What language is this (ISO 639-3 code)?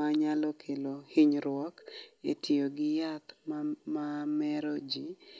luo